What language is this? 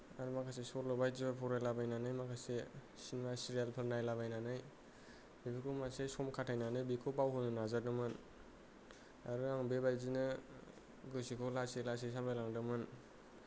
Bodo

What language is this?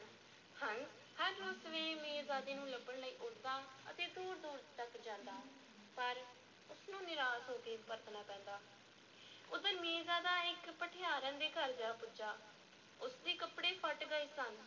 Punjabi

